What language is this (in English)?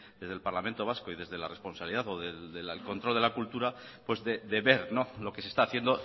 Spanish